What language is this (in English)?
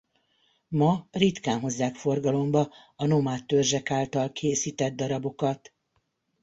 Hungarian